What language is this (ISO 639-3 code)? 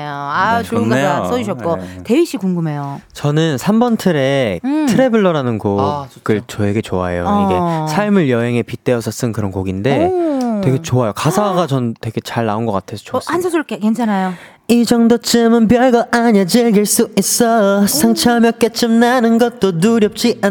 kor